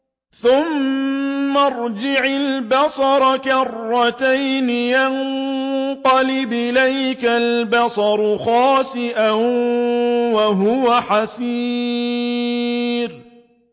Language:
Arabic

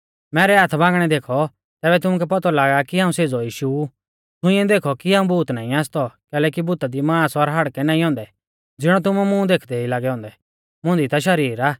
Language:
Mahasu Pahari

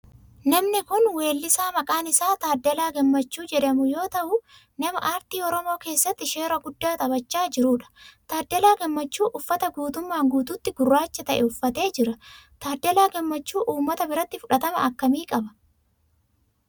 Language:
Oromo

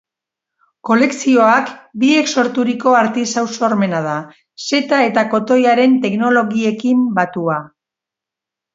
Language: Basque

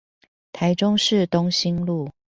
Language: Chinese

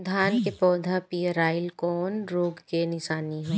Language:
Bhojpuri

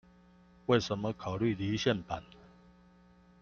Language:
Chinese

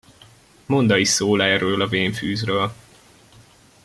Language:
Hungarian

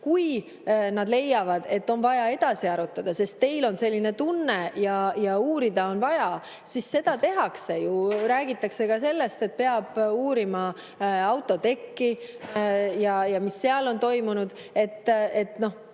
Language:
Estonian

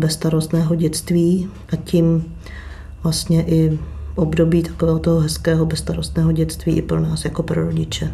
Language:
Czech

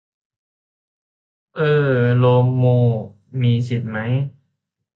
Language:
Thai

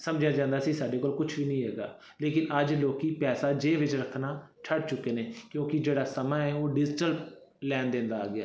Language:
Punjabi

